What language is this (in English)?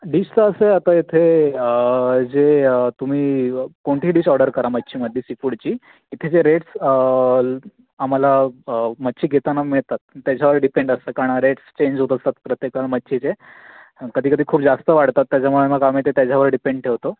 Marathi